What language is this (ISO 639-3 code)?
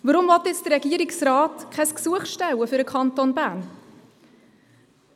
gsw